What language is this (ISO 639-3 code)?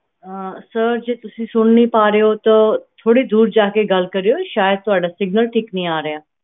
pan